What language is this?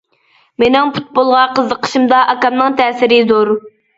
Uyghur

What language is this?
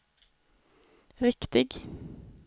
Swedish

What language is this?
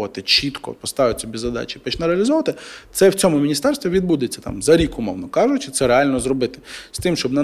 Ukrainian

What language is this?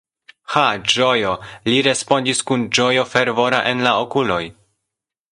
Esperanto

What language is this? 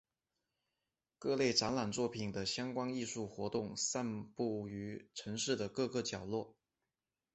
Chinese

